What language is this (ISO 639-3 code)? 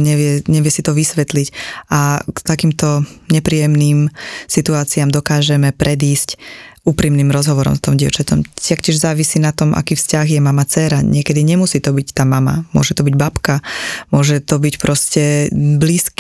slk